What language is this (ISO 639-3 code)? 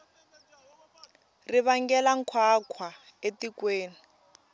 tso